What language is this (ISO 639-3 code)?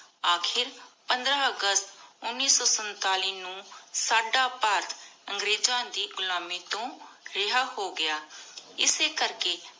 pan